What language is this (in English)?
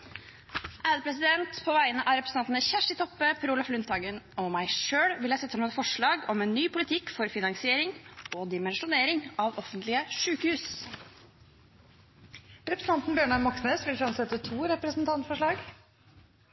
Norwegian